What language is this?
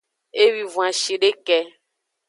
Aja (Benin)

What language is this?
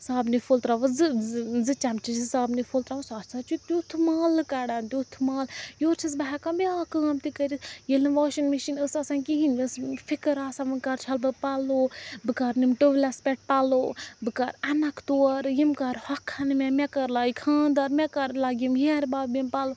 Kashmiri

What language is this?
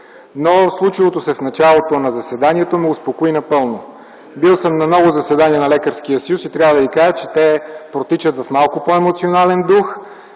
Bulgarian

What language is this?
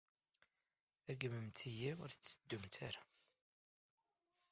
Kabyle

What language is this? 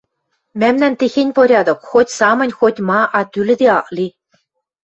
Western Mari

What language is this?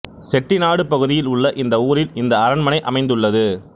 Tamil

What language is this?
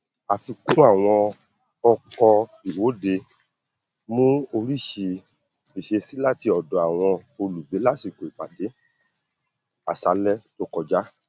Yoruba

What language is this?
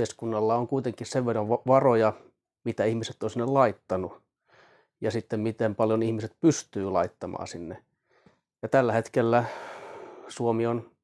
Finnish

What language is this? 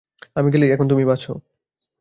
Bangla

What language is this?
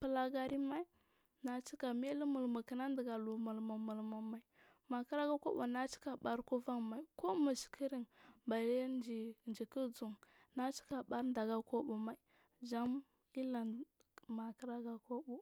Marghi South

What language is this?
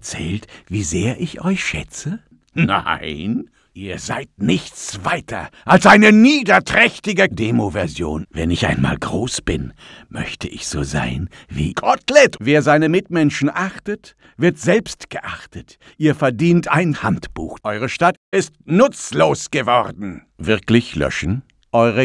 German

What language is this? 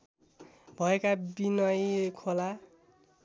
Nepali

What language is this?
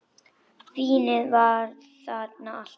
Icelandic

